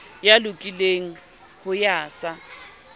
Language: Southern Sotho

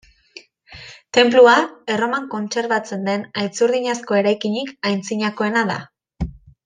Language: Basque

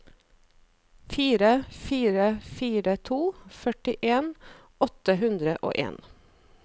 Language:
Norwegian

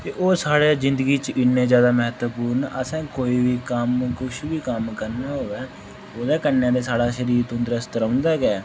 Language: Dogri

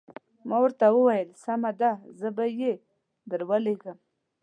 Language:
Pashto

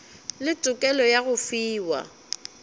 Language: Northern Sotho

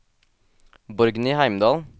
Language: Norwegian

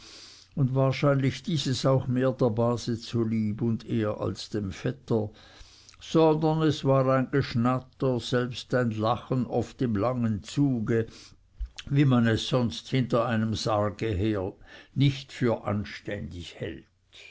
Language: German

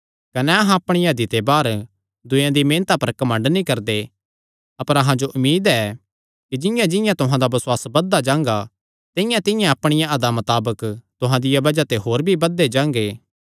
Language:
Kangri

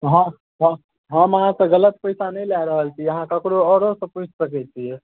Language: Maithili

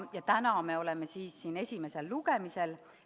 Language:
Estonian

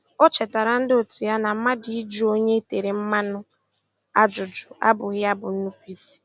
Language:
Igbo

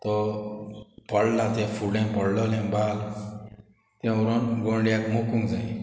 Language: Konkani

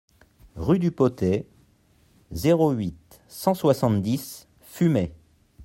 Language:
French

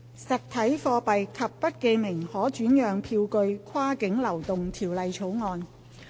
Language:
Cantonese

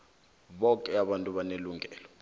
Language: South Ndebele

